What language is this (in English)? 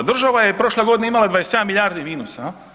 Croatian